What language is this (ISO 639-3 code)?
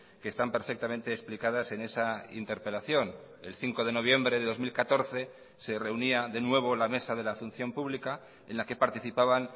spa